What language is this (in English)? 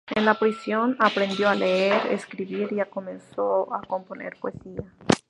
Spanish